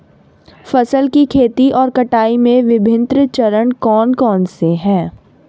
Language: Hindi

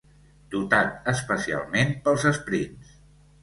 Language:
Catalan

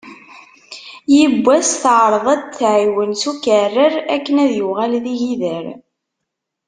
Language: Kabyle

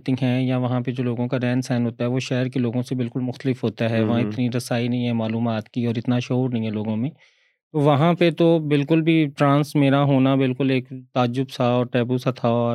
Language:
Urdu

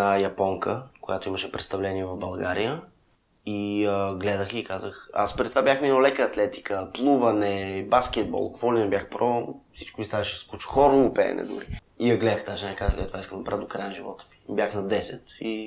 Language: Bulgarian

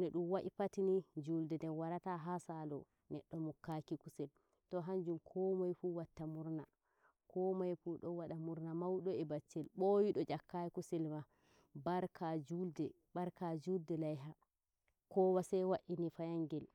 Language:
Nigerian Fulfulde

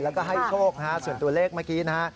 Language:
Thai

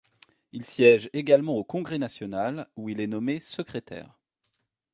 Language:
French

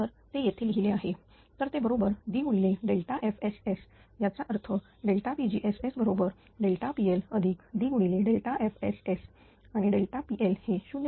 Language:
Marathi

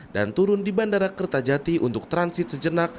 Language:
Indonesian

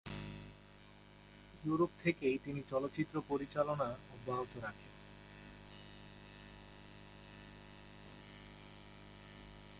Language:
Bangla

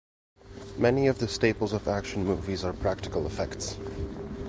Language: English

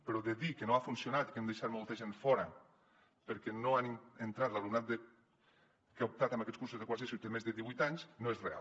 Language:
Catalan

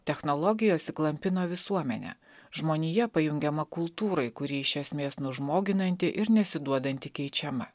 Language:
Lithuanian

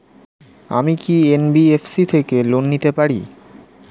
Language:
Bangla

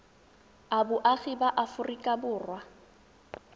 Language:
Tswana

